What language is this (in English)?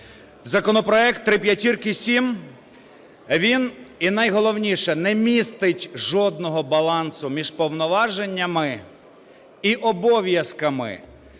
Ukrainian